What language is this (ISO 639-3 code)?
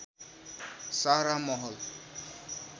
nep